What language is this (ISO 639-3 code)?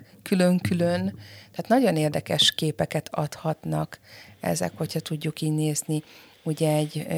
hun